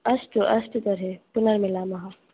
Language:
Sanskrit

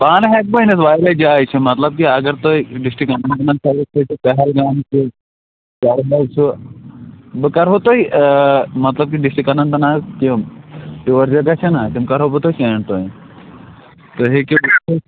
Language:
Kashmiri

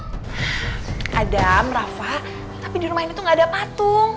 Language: Indonesian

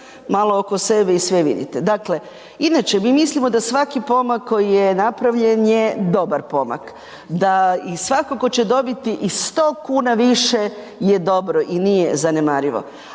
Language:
Croatian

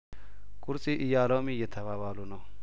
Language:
Amharic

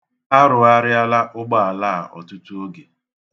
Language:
Igbo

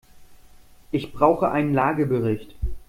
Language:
German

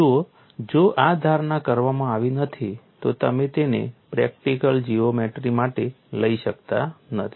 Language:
Gujarati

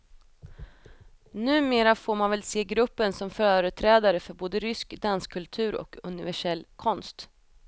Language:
Swedish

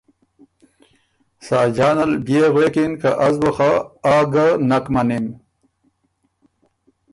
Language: Ormuri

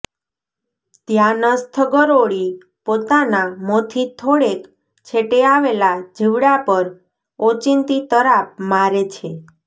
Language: Gujarati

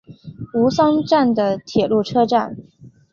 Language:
Chinese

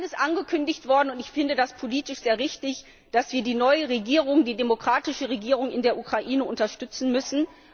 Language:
German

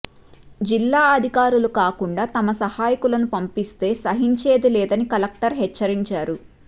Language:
Telugu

